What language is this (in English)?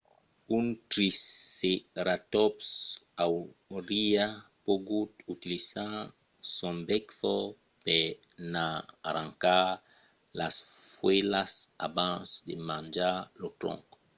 Occitan